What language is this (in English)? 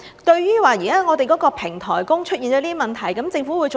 Cantonese